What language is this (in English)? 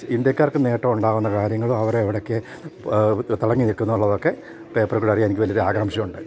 Malayalam